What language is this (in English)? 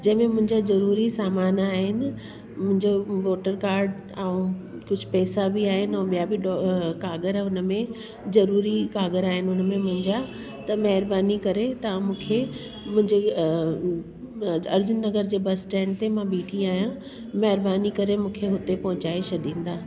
Sindhi